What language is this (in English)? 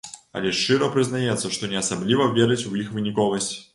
Belarusian